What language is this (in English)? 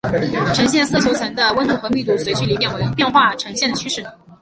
Chinese